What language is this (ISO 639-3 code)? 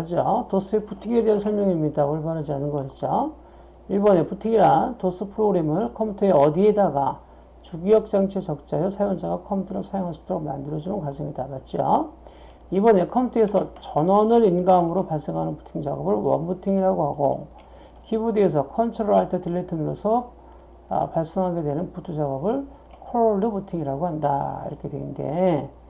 kor